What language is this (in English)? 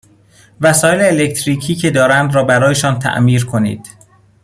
Persian